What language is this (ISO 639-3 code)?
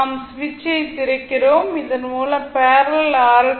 tam